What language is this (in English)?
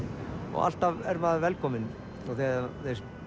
Icelandic